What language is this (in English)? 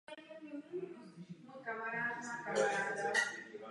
Czech